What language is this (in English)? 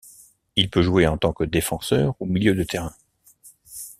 French